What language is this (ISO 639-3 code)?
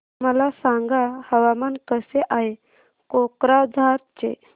mar